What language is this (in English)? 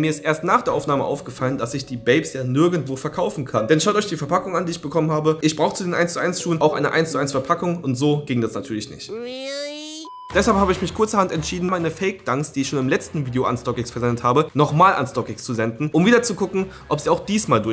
German